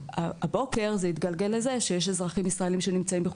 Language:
Hebrew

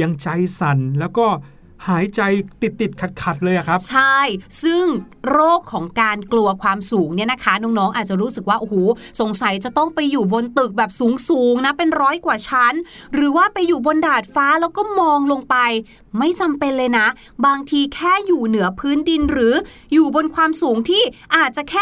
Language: Thai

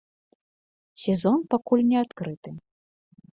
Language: Belarusian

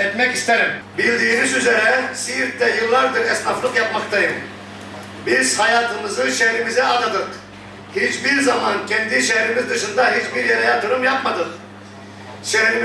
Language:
Turkish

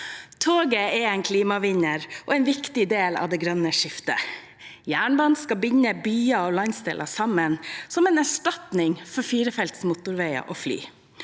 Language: Norwegian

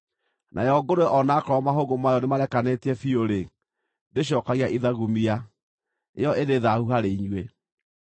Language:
Kikuyu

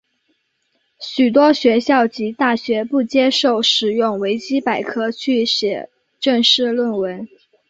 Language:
Chinese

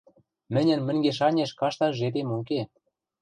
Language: Western Mari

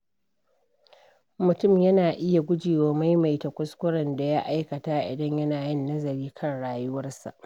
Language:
Hausa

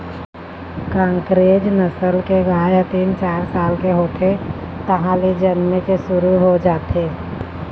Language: Chhattisgarhi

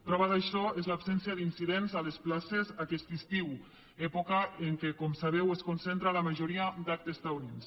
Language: Catalan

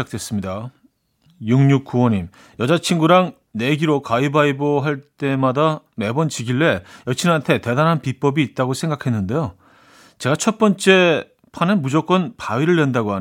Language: Korean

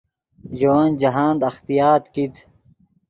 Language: Yidgha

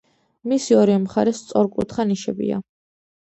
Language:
Georgian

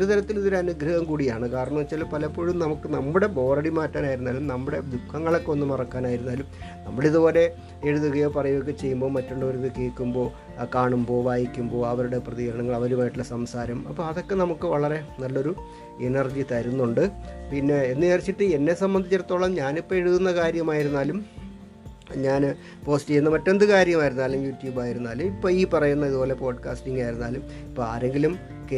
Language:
Malayalam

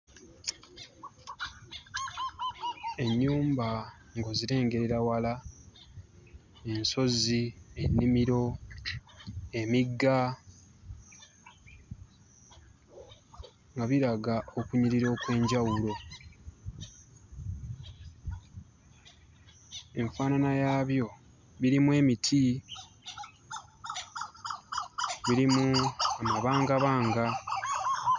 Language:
Ganda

